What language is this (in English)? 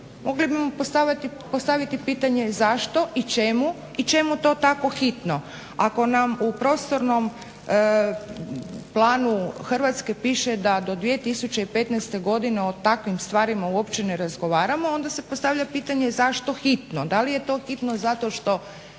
Croatian